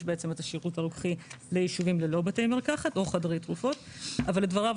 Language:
Hebrew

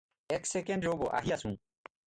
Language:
Assamese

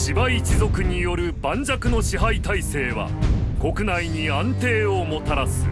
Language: Japanese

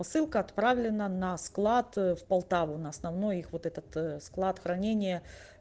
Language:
Russian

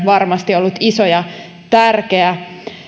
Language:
Finnish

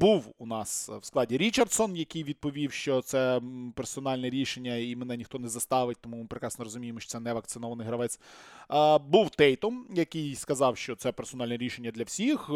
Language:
Ukrainian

